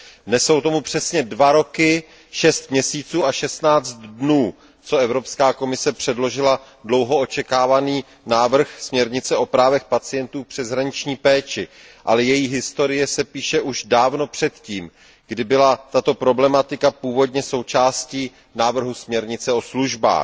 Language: Czech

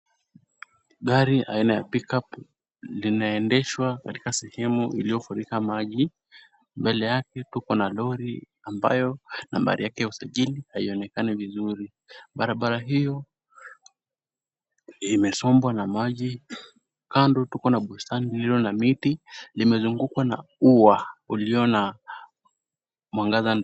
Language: Swahili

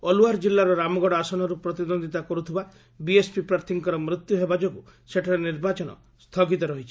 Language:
Odia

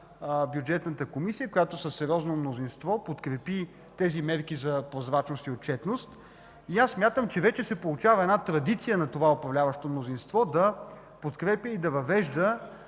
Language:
Bulgarian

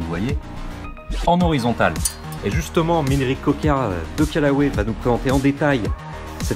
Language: French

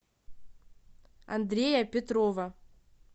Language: Russian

